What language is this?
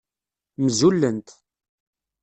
Kabyle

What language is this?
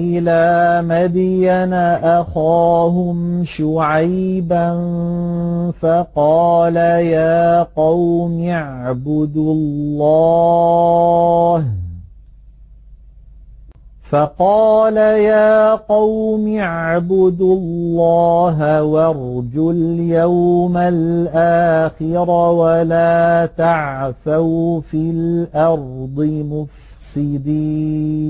Arabic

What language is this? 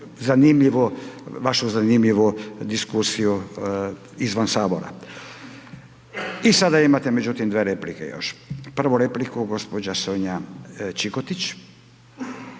Croatian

